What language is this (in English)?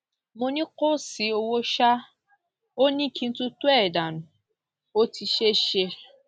Yoruba